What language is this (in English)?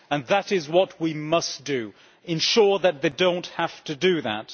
English